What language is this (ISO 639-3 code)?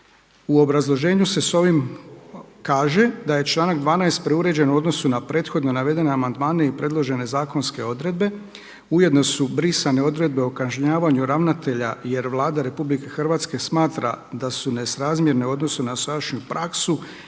hrv